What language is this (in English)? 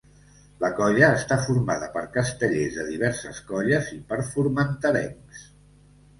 Catalan